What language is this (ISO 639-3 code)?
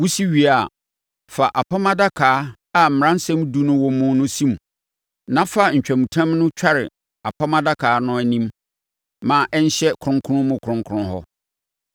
aka